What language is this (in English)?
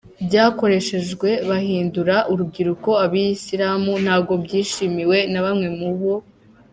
Kinyarwanda